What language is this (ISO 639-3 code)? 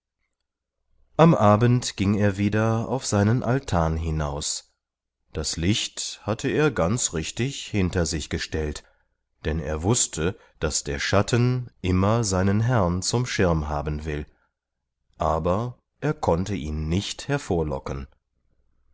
deu